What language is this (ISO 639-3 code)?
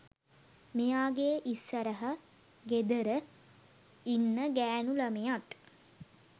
sin